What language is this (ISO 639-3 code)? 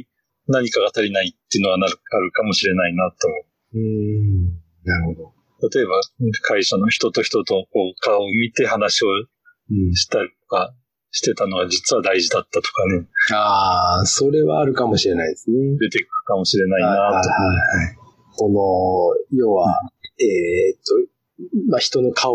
jpn